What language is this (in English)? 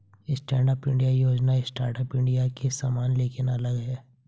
Hindi